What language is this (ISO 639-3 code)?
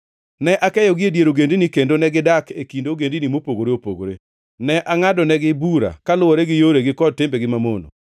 luo